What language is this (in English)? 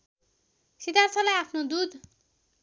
Nepali